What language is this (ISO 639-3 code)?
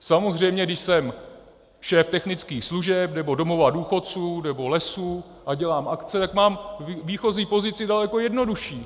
ces